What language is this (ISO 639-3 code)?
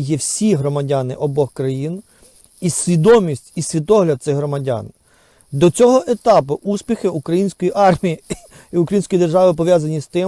ukr